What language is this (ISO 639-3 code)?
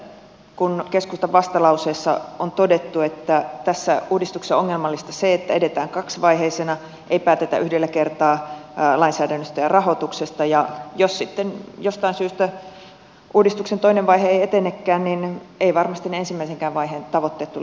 fin